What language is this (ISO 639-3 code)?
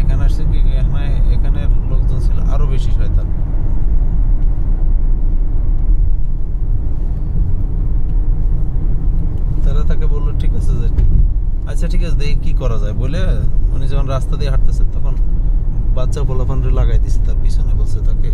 ron